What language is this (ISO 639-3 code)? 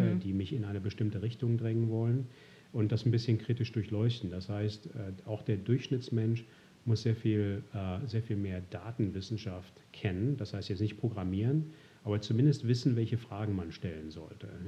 deu